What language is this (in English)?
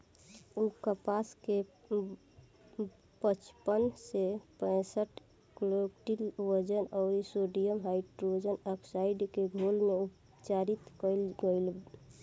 Bhojpuri